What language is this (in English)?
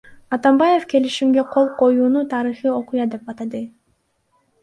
Kyrgyz